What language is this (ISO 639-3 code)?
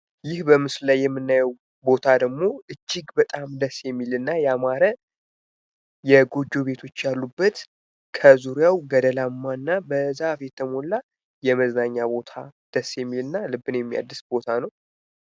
amh